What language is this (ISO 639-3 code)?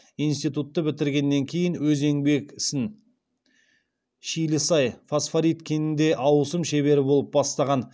kaz